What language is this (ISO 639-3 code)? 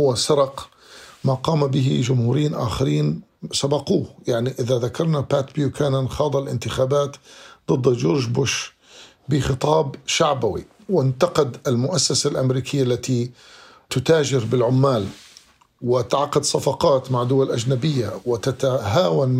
ara